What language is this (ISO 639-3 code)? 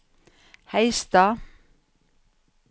nor